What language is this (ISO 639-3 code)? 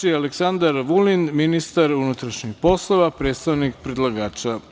srp